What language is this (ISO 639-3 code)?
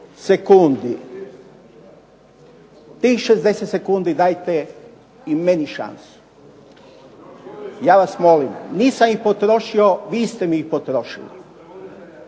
hrv